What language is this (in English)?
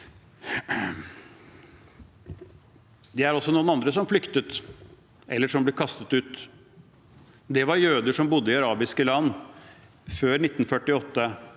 Norwegian